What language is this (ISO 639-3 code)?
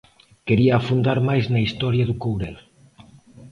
glg